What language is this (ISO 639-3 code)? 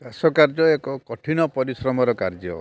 ori